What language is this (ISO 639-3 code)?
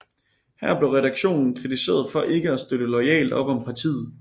dan